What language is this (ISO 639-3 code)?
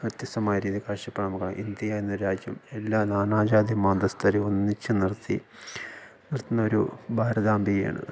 mal